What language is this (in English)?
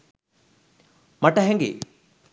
Sinhala